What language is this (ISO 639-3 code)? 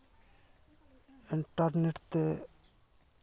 sat